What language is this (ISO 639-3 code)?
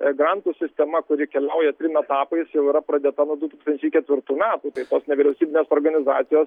lit